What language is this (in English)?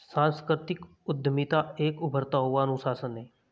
Hindi